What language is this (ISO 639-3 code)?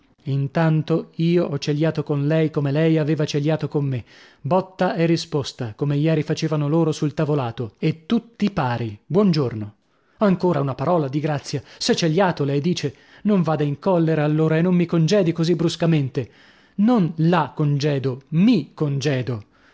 ita